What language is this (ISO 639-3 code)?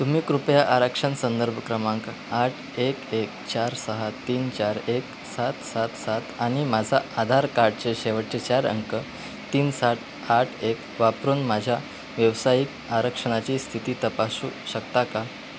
mar